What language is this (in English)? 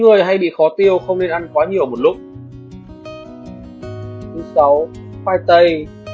Vietnamese